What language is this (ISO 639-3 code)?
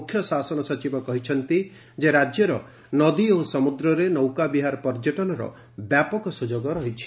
ori